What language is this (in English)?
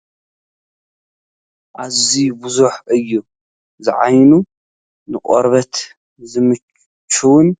Tigrinya